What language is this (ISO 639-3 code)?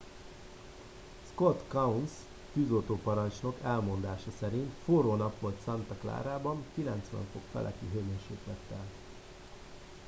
hun